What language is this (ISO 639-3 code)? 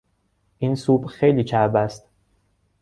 fas